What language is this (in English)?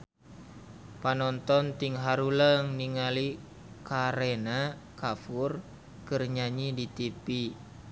Sundanese